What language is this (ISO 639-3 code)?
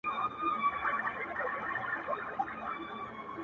pus